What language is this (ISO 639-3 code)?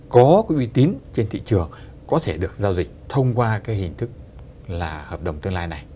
vie